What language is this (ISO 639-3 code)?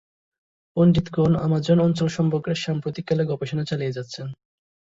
ben